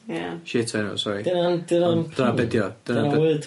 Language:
Welsh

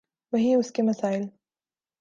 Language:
Urdu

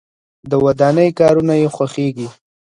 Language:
Pashto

